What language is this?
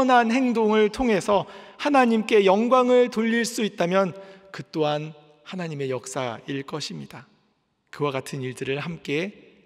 Korean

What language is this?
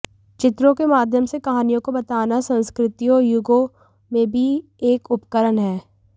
Hindi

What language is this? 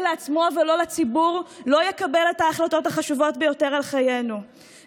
Hebrew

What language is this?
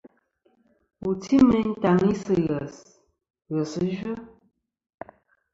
Kom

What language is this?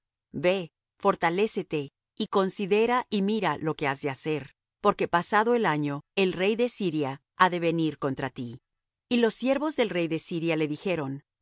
Spanish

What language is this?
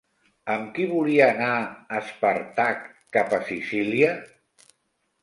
Catalan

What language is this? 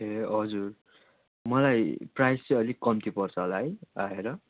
Nepali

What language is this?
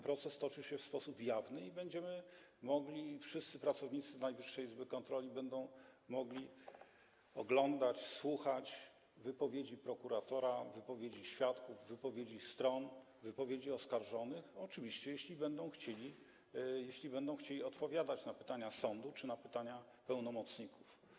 Polish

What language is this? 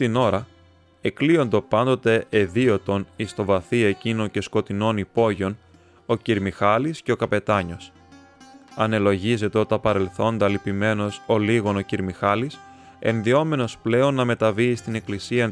Greek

